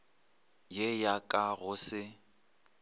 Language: Northern Sotho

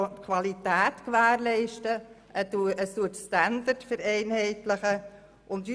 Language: Swiss German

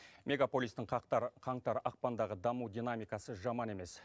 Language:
Kazakh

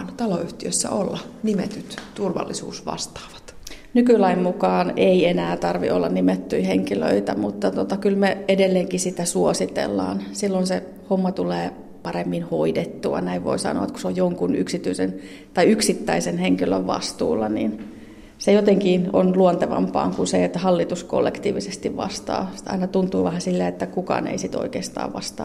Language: Finnish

